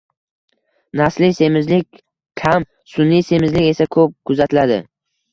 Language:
Uzbek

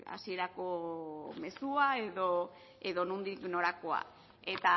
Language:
Basque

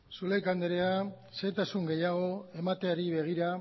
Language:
Basque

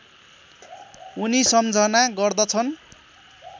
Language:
Nepali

